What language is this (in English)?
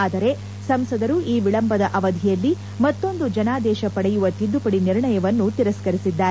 Kannada